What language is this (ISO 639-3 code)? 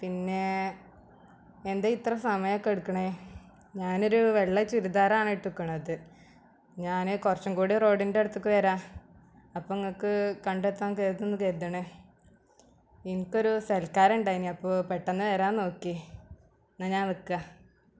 mal